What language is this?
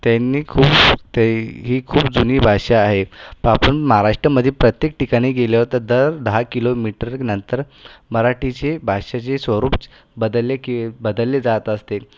Marathi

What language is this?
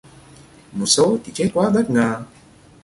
Vietnamese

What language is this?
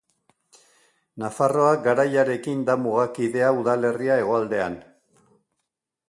Basque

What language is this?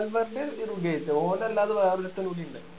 Malayalam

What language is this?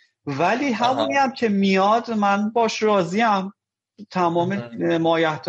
Persian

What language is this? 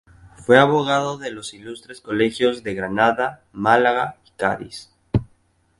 Spanish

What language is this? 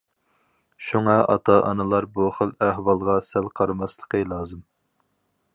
Uyghur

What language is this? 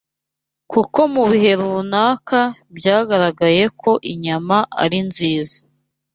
Kinyarwanda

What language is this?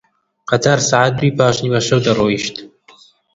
Central Kurdish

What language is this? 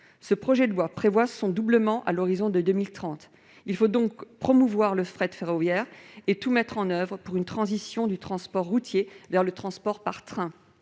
French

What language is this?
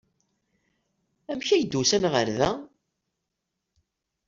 Kabyle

